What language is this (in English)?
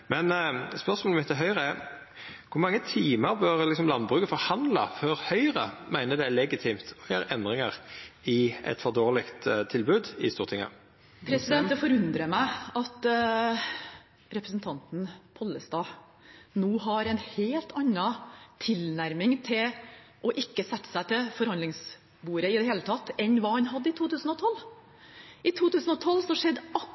Norwegian